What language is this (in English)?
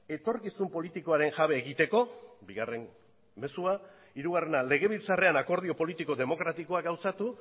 Basque